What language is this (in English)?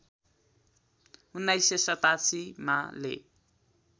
Nepali